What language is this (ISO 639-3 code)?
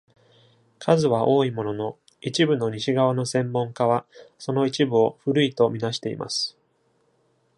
jpn